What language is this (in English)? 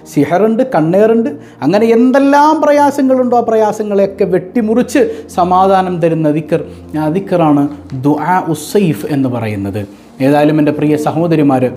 Arabic